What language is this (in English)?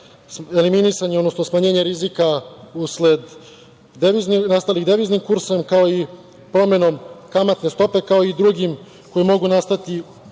Serbian